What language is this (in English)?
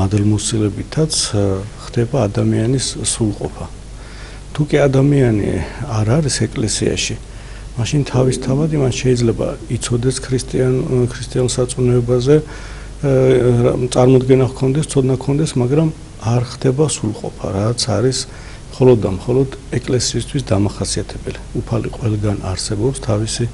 Romanian